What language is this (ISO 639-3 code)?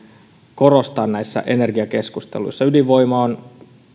fin